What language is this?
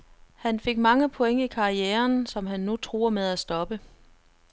Danish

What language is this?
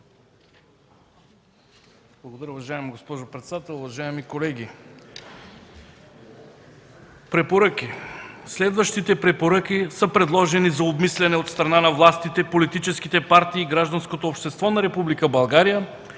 Bulgarian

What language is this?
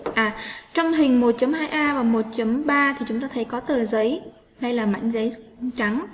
Vietnamese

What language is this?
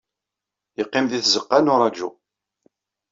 Kabyle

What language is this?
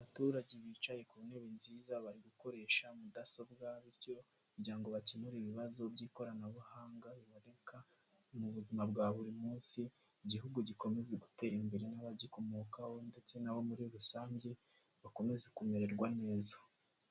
Kinyarwanda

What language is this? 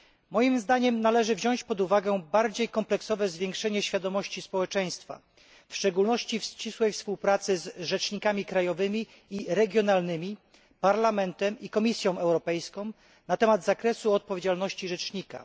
Polish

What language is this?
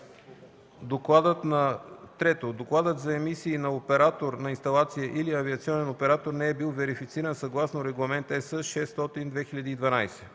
Bulgarian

